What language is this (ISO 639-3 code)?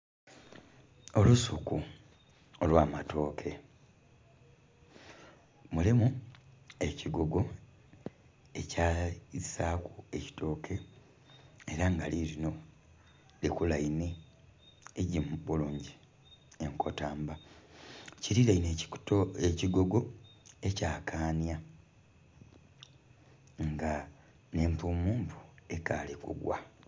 xog